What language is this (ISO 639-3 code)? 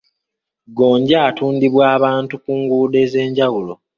lug